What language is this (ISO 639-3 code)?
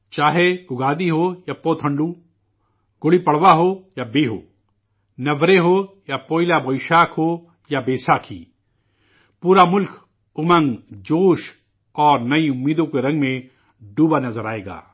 urd